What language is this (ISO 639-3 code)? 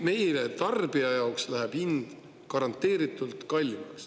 est